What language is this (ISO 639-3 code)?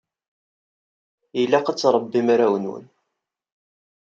kab